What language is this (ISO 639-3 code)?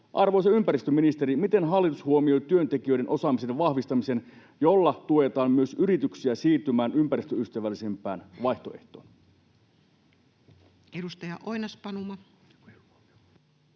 fin